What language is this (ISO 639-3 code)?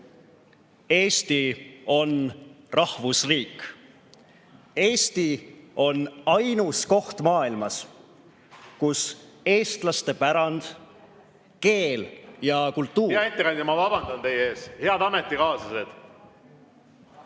est